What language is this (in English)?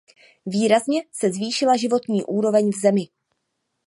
Czech